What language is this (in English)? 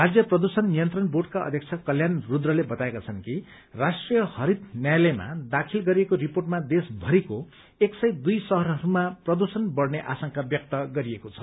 Nepali